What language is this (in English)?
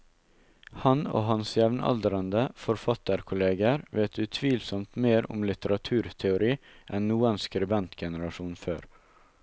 Norwegian